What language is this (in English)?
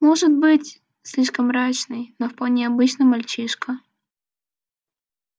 Russian